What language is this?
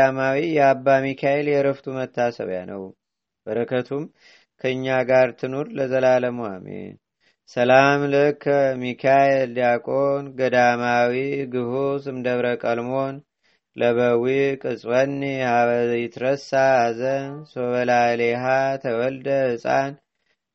Amharic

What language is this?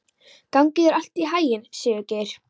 Icelandic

